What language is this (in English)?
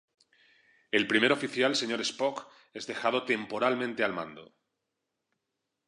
Spanish